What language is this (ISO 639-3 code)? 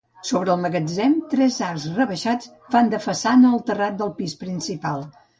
cat